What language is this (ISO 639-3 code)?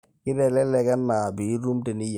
mas